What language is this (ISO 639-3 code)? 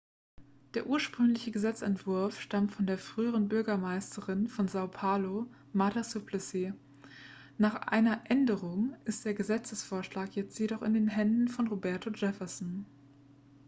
deu